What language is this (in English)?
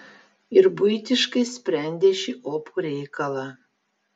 Lithuanian